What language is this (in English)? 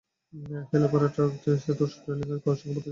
Bangla